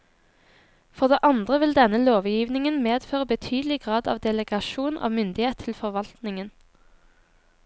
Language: Norwegian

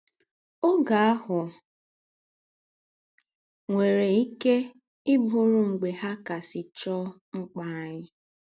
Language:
Igbo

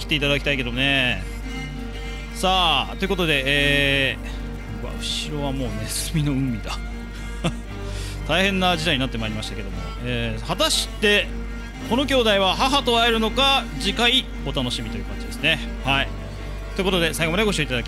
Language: Japanese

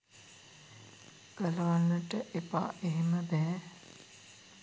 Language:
Sinhala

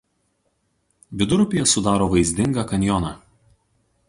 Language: Lithuanian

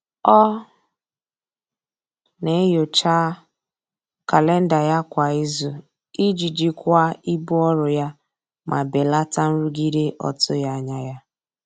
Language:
Igbo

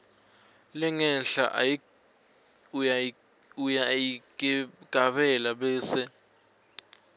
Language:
Swati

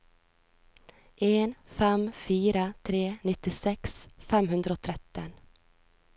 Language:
Norwegian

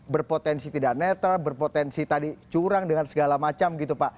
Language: Indonesian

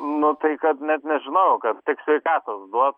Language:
Lithuanian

